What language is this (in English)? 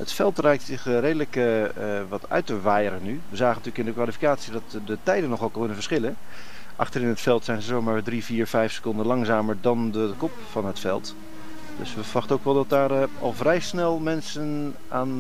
Dutch